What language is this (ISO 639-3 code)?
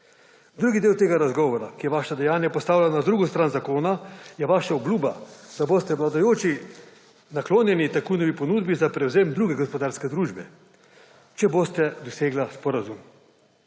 slv